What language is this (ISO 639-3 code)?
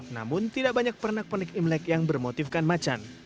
ind